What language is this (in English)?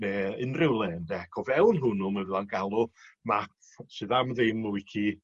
Welsh